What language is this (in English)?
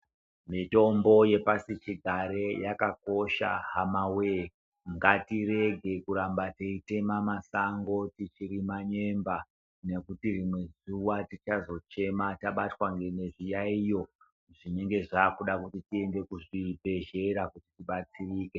Ndau